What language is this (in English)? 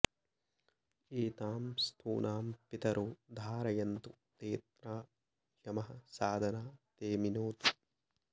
Sanskrit